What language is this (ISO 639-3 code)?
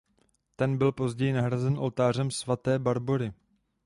ces